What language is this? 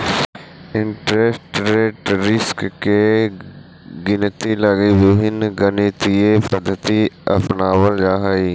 Magahi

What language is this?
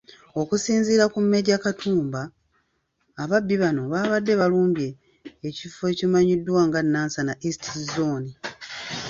Ganda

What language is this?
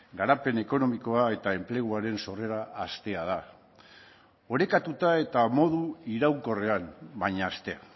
Basque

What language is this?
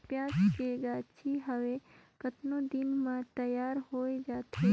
Chhattisgarhi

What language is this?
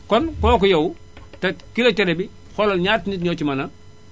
Wolof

